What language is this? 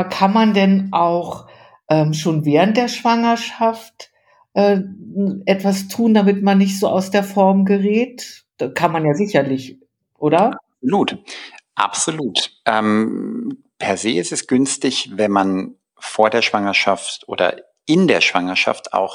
German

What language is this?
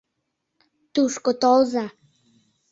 Mari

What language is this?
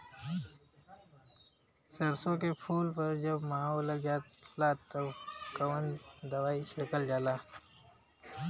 Bhojpuri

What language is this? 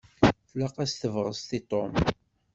Kabyle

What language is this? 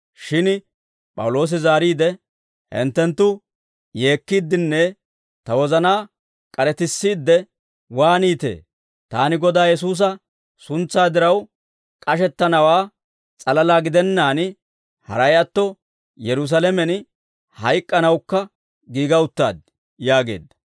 Dawro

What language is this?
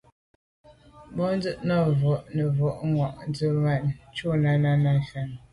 Medumba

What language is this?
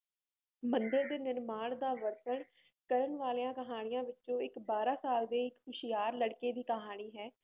Punjabi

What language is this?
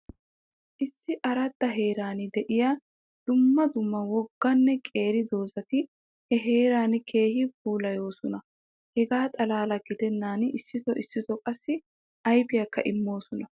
Wolaytta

